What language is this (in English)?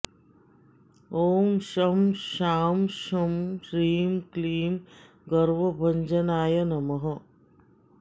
Sanskrit